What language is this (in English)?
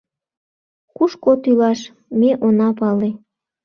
Mari